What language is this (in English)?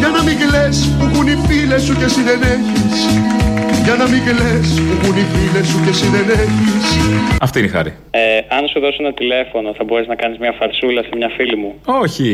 Greek